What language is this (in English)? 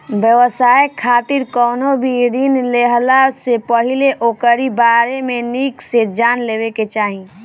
Bhojpuri